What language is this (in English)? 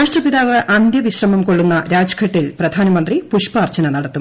Malayalam